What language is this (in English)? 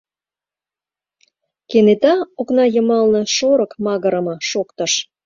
Mari